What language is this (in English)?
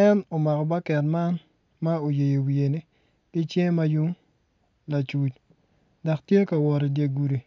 Acoli